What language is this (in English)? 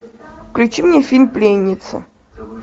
Russian